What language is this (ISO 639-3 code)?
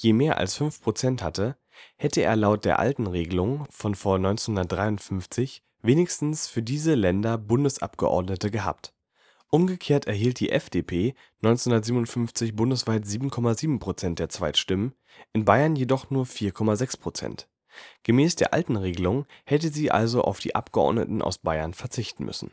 deu